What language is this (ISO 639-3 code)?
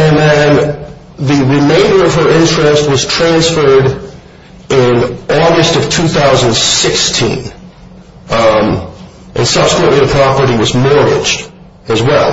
eng